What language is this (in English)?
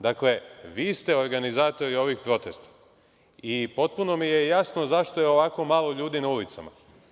Serbian